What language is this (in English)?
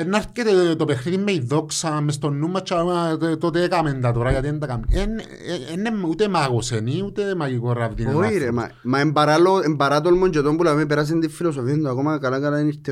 Greek